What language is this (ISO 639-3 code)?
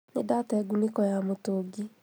kik